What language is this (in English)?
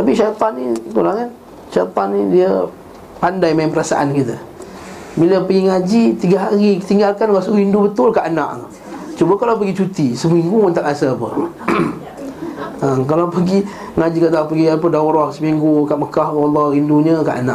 Malay